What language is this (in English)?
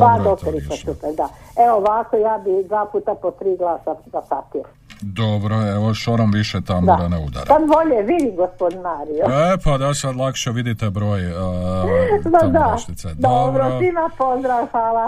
Croatian